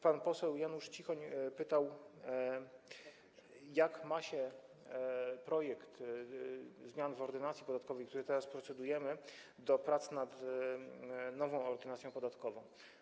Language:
Polish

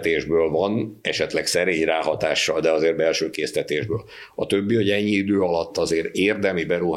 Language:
Hungarian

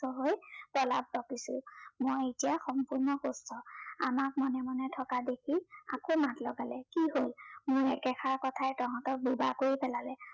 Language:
Assamese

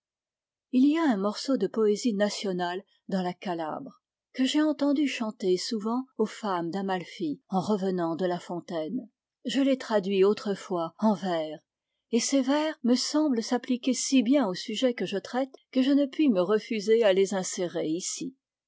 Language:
French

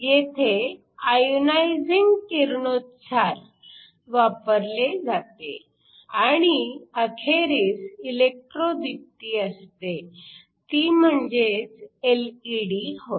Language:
Marathi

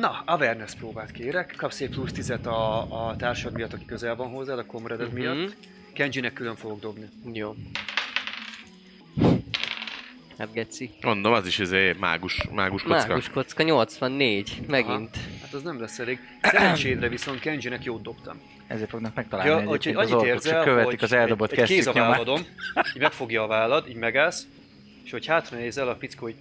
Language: Hungarian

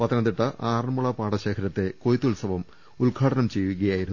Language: Malayalam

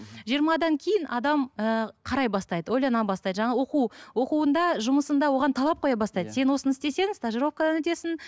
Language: Kazakh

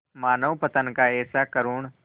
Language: Hindi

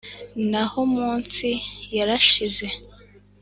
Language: Kinyarwanda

